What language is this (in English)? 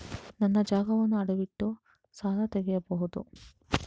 Kannada